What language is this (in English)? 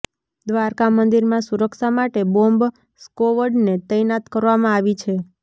Gujarati